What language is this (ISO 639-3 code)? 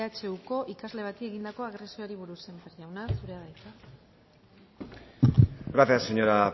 eus